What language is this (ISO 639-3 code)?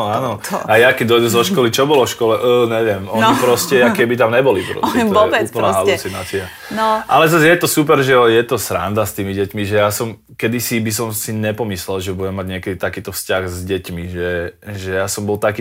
slk